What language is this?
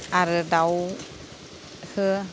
Bodo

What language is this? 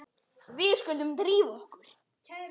Icelandic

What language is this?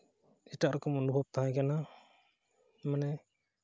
Santali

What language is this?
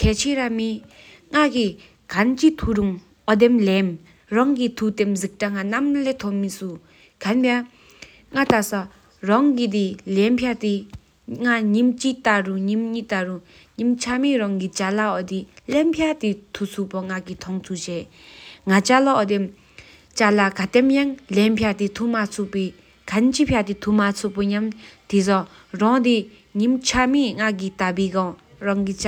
Sikkimese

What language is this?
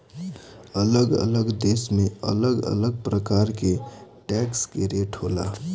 Bhojpuri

